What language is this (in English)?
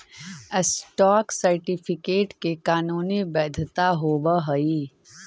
Magahi